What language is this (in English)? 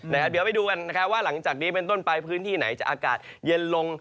Thai